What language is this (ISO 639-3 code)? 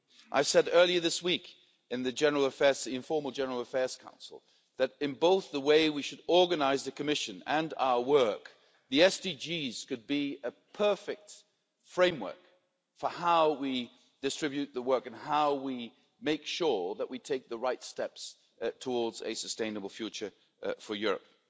eng